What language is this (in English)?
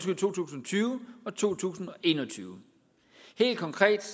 Danish